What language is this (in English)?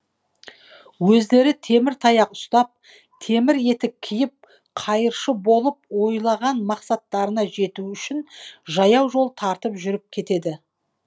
Kazakh